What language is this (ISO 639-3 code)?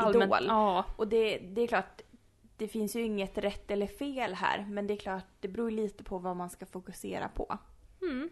swe